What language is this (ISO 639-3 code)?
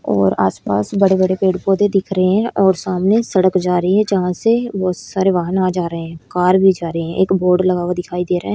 hin